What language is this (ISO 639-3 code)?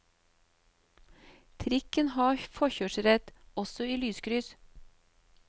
nor